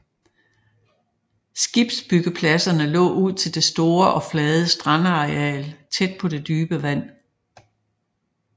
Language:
Danish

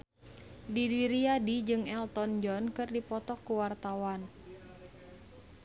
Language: Sundanese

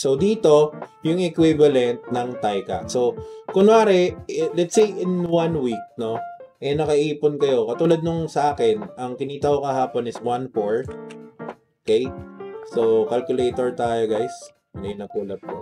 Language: Filipino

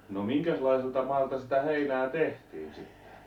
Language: Finnish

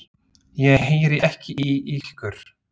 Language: Icelandic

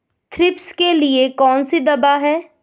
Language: Hindi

